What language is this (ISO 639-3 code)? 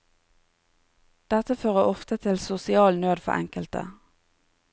nor